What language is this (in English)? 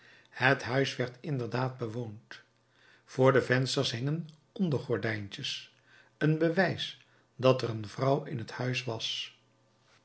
Dutch